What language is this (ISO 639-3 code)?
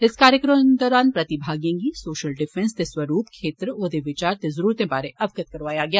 doi